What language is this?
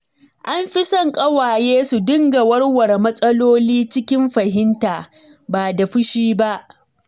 Hausa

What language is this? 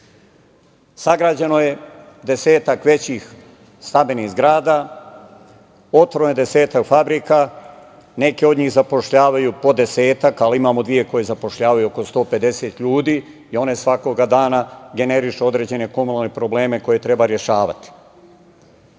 Serbian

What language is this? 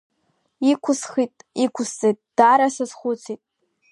Abkhazian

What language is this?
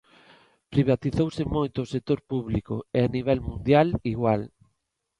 Galician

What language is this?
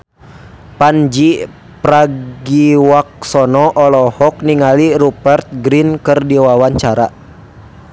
Sundanese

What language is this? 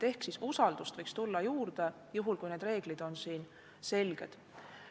Estonian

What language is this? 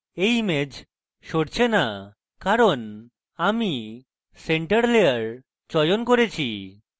Bangla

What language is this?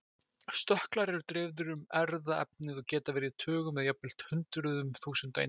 Icelandic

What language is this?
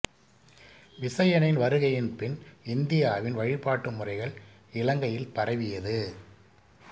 Tamil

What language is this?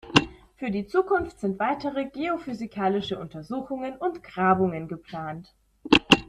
German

